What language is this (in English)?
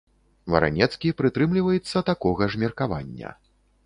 Belarusian